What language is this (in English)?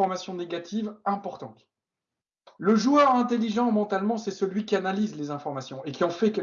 French